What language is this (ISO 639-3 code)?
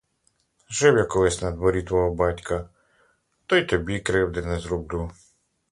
ukr